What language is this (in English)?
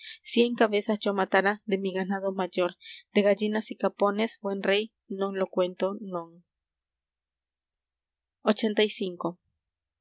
Spanish